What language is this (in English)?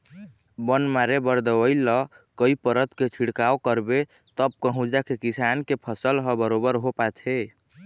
Chhattisgarhi